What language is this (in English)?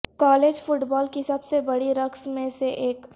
Urdu